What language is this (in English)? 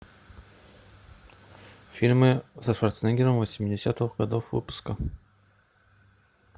Russian